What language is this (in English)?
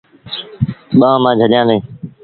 Sindhi Bhil